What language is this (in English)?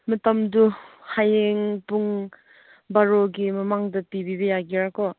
Manipuri